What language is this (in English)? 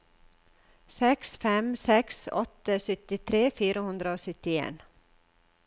Norwegian